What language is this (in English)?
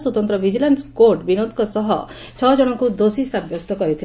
Odia